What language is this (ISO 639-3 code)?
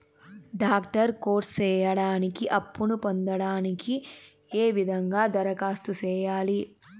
tel